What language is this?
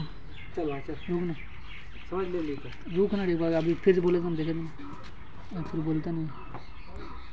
Magahi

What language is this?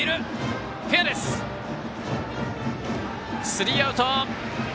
Japanese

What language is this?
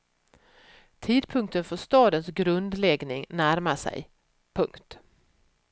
Swedish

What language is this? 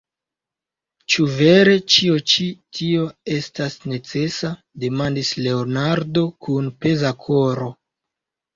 Esperanto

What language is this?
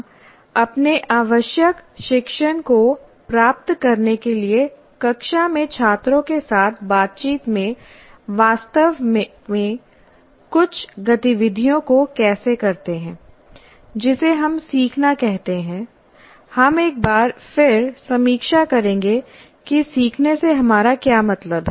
Hindi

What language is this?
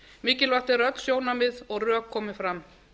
Icelandic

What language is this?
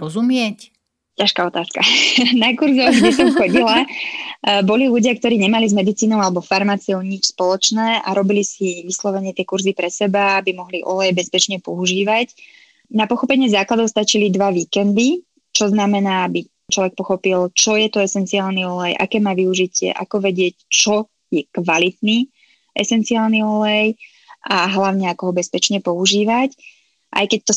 Slovak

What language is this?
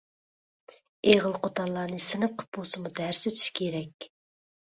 Uyghur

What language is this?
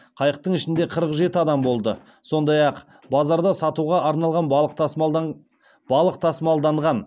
Kazakh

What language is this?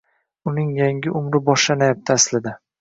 Uzbek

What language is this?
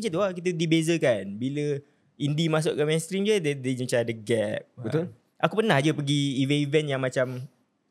Malay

